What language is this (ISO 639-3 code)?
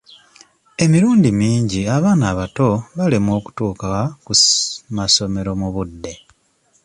lug